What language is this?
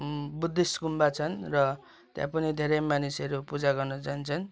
Nepali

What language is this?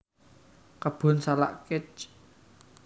Javanese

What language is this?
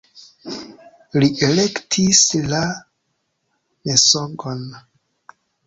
Esperanto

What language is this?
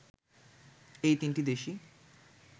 Bangla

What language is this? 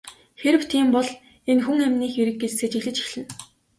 Mongolian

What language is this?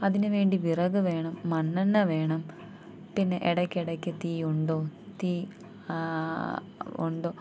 Malayalam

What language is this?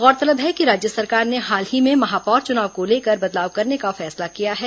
Hindi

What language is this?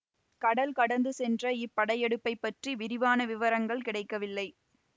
Tamil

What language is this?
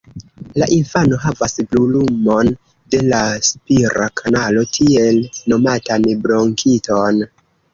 Esperanto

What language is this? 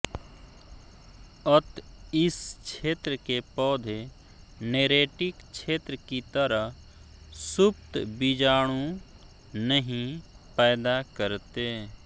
Hindi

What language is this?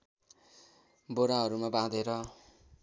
Nepali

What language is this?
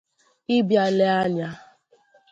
Igbo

